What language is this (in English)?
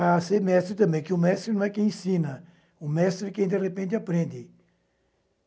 Portuguese